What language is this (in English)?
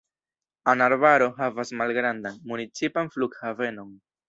Esperanto